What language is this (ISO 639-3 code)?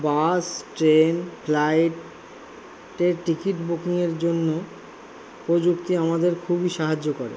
ben